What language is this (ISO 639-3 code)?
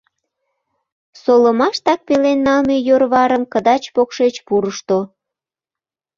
chm